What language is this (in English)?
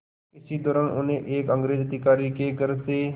Hindi